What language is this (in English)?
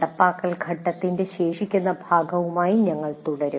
Malayalam